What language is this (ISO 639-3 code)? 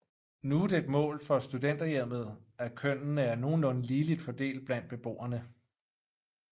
dan